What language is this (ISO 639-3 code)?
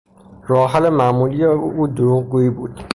fas